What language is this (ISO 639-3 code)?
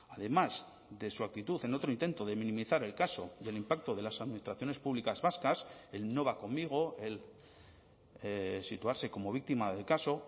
spa